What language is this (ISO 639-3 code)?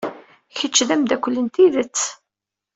kab